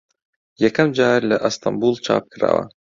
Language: Central Kurdish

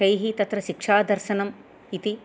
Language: Sanskrit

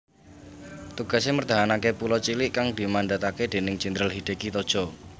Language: Javanese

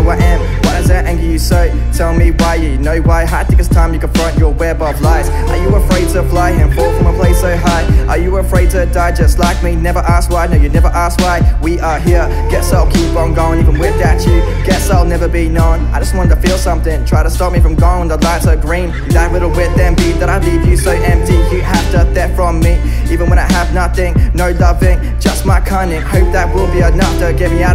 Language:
English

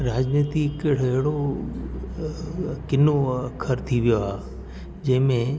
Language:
Sindhi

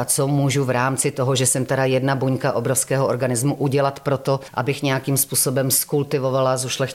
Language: Czech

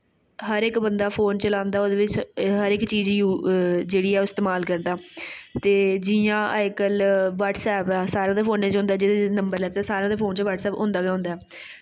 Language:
Dogri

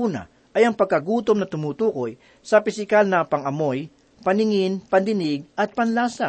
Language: Filipino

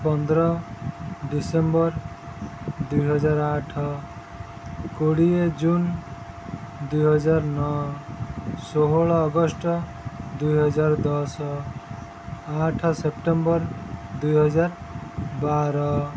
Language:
Odia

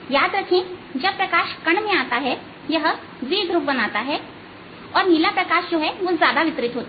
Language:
Hindi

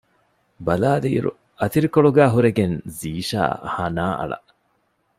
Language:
Divehi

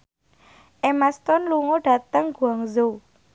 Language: Javanese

